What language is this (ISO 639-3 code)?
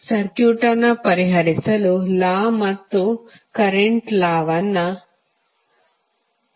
kan